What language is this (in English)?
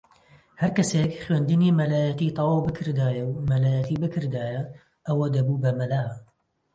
Central Kurdish